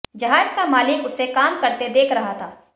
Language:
Hindi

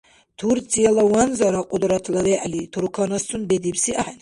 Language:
Dargwa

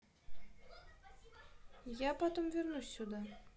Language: Russian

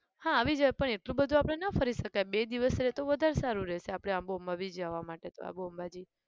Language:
Gujarati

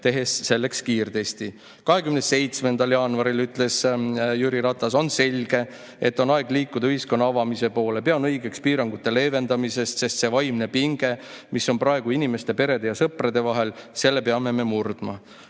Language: Estonian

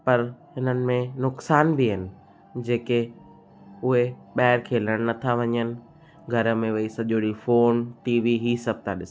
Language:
Sindhi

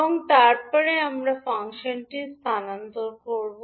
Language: Bangla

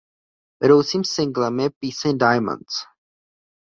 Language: Czech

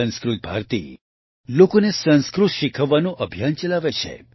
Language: Gujarati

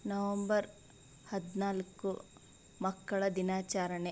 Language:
Kannada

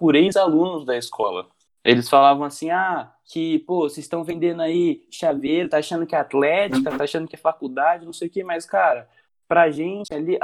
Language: Portuguese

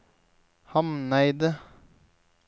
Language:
Norwegian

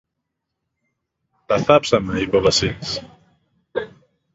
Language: Greek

